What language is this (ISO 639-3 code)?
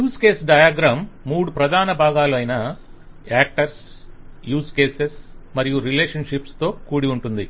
tel